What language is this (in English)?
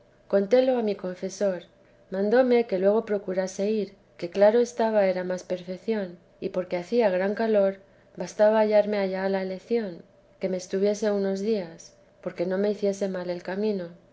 Spanish